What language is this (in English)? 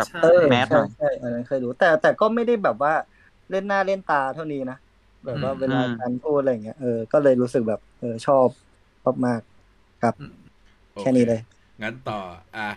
Thai